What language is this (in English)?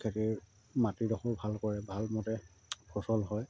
Assamese